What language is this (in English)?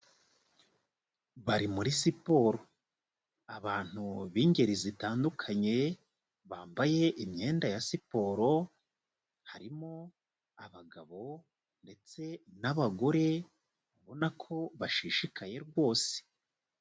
Kinyarwanda